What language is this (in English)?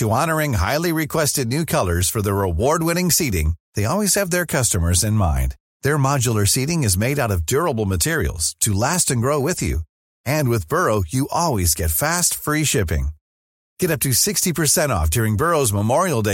Swedish